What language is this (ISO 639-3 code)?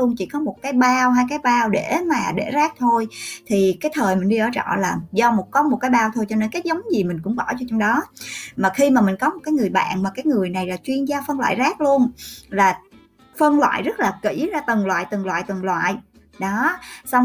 vie